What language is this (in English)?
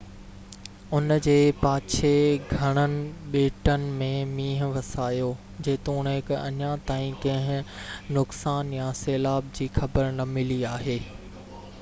Sindhi